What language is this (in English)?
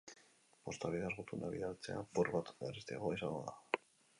Basque